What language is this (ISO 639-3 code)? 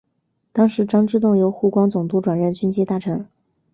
zho